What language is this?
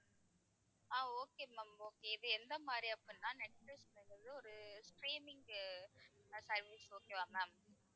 Tamil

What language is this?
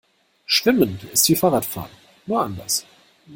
German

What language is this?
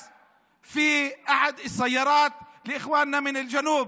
Hebrew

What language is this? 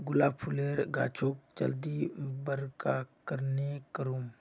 Magahi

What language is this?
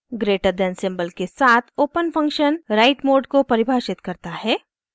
Hindi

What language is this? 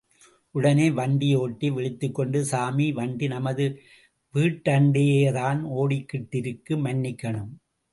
Tamil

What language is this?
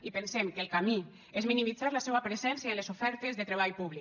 Catalan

